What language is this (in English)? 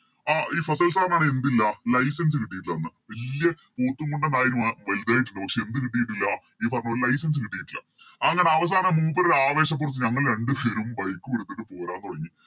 Malayalam